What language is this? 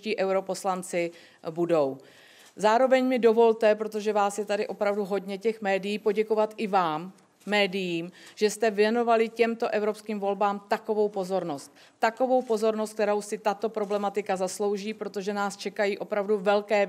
Czech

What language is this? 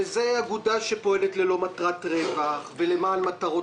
Hebrew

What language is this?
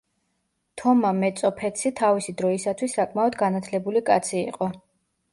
Georgian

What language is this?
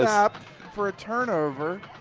English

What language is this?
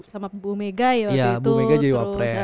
Indonesian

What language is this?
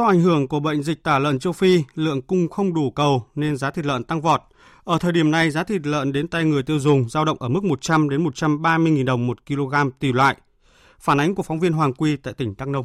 Vietnamese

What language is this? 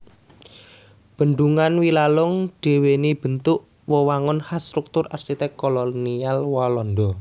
Javanese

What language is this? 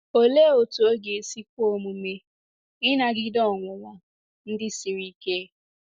Igbo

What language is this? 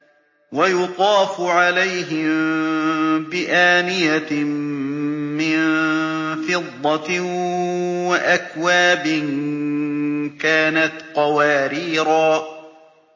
Arabic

